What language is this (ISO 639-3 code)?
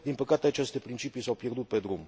ron